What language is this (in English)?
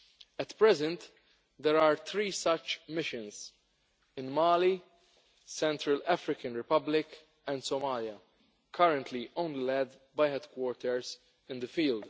English